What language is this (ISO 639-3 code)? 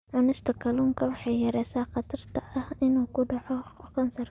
som